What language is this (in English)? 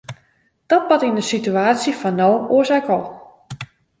Western Frisian